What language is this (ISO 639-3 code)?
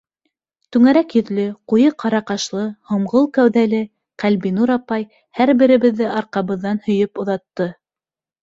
bak